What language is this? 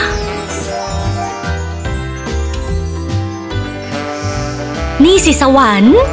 Thai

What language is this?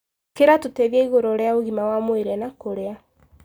Kikuyu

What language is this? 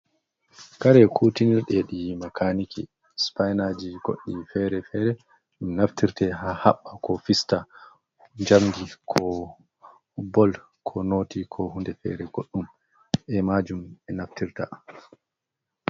Fula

